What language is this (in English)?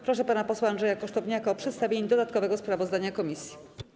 Polish